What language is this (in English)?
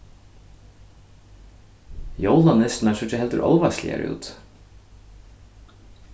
Faroese